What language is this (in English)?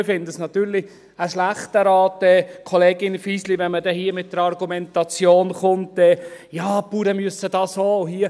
Swiss German